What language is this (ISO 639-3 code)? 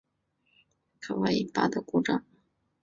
zho